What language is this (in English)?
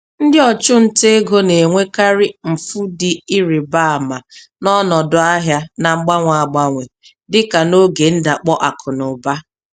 Igbo